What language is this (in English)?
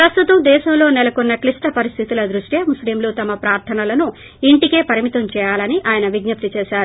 Telugu